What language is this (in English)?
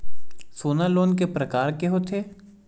Chhattisgarhi